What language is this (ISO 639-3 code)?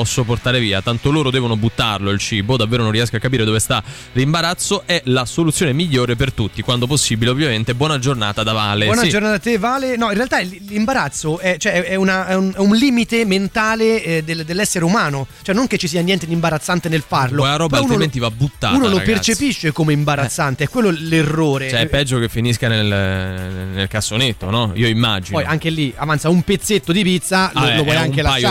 ita